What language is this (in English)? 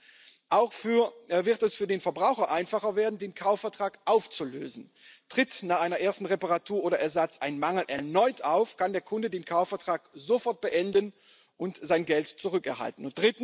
German